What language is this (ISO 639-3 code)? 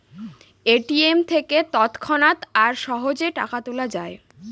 ben